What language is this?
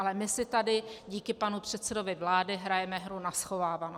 Czech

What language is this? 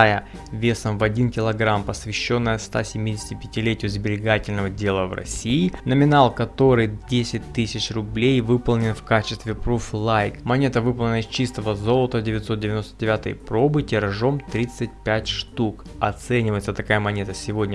Russian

